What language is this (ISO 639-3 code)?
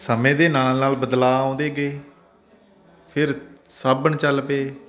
pan